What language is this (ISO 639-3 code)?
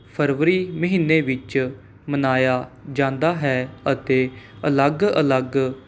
pan